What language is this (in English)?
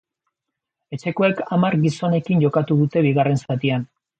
Basque